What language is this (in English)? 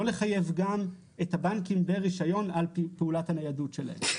Hebrew